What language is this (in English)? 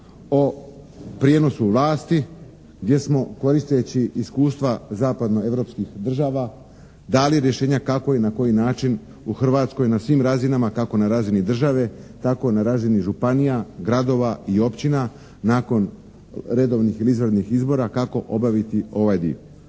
Croatian